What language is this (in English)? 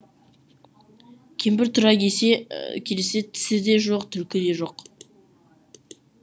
Kazakh